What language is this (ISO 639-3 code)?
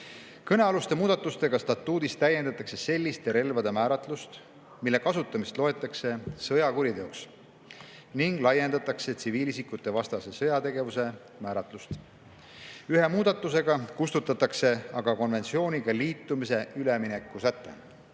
est